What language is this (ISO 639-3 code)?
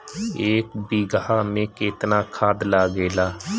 bho